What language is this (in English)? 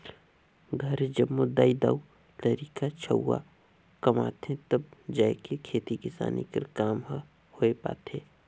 Chhattisgarhi